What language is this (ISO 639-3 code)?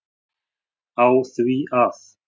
isl